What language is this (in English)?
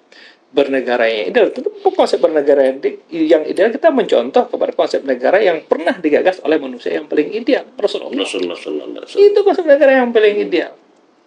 Indonesian